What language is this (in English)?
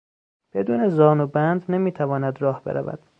Persian